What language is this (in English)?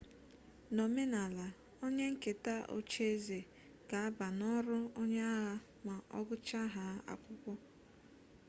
Igbo